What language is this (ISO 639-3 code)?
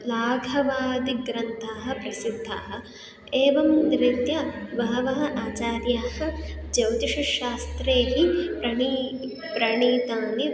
san